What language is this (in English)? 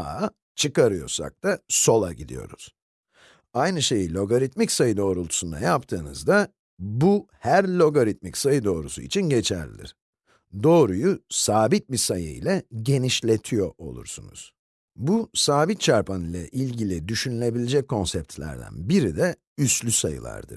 Turkish